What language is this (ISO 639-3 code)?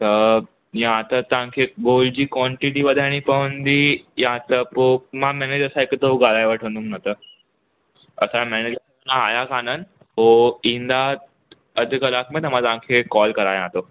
snd